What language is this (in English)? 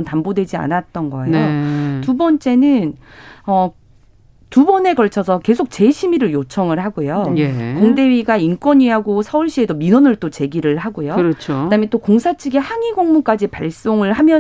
Korean